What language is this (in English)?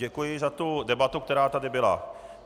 Czech